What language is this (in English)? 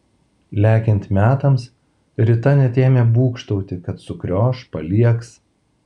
Lithuanian